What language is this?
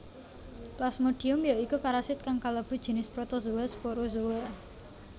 Javanese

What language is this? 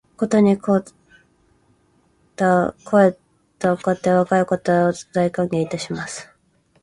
Japanese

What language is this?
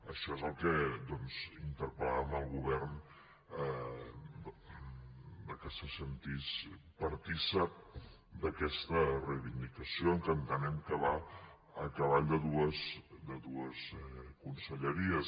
Catalan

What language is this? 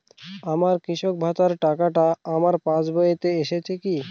Bangla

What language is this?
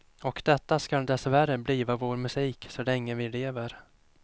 Swedish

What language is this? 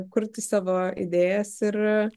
Lithuanian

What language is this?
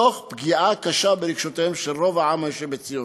Hebrew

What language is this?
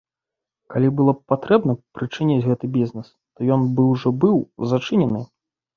Belarusian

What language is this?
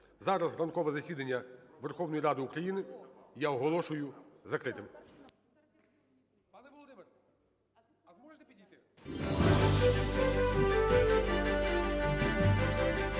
Ukrainian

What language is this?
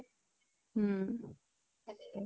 Assamese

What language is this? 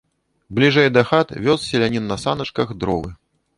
Belarusian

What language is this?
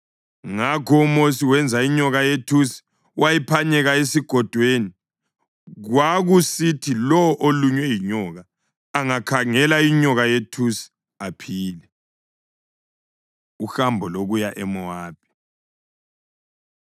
North Ndebele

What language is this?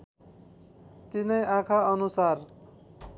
Nepali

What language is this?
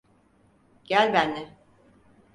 Turkish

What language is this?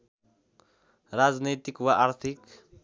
Nepali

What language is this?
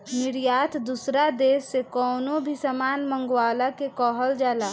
Bhojpuri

